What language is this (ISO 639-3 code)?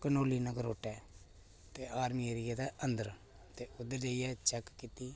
doi